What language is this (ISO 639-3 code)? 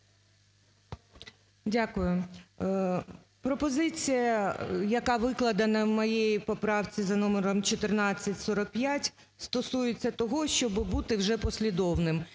ukr